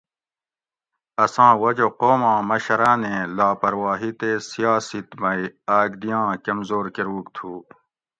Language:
Gawri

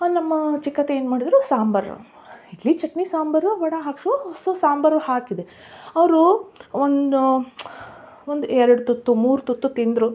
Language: Kannada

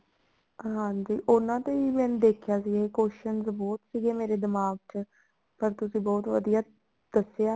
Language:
Punjabi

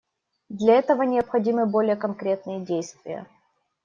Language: Russian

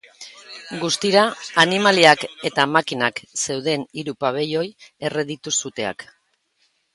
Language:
Basque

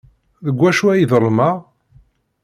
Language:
Kabyle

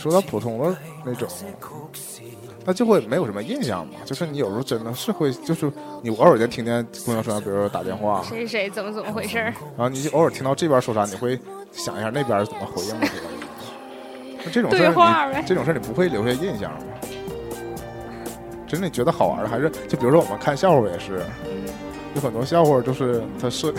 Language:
Chinese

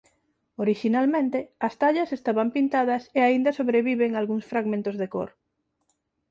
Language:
Galician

